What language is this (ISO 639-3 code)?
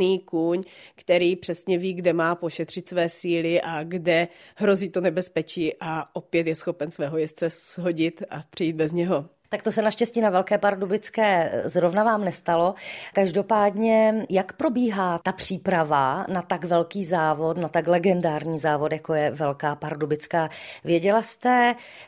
ces